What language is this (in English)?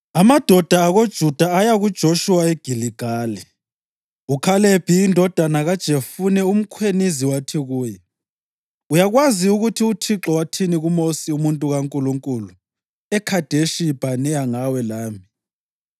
North Ndebele